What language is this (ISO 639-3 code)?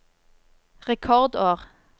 nor